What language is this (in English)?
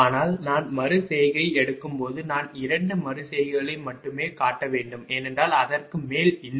Tamil